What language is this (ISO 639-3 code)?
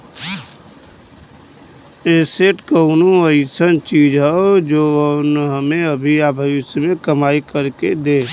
bho